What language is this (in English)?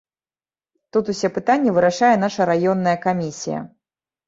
Belarusian